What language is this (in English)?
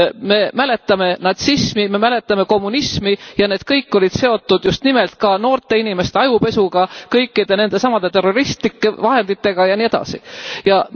Estonian